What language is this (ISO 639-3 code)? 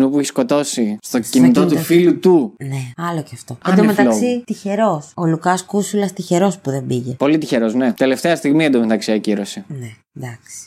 ell